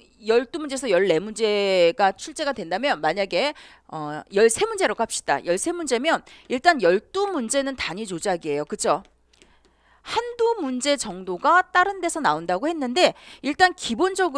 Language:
Korean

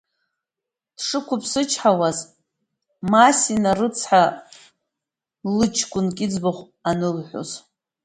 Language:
Abkhazian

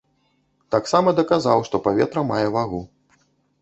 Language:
Belarusian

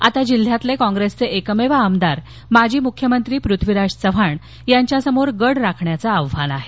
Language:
Marathi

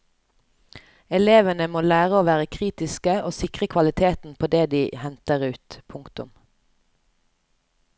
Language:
Norwegian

